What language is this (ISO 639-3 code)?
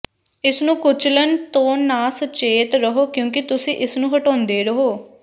pan